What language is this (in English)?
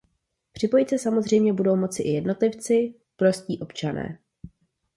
Czech